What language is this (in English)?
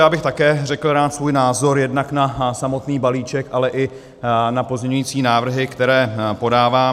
Czech